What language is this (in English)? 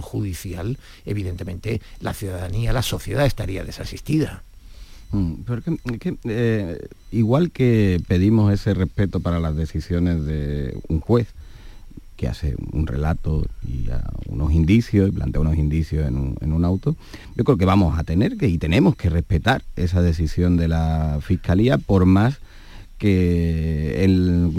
Spanish